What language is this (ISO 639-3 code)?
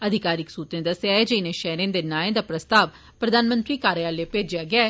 doi